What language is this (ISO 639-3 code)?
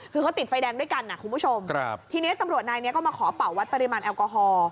tha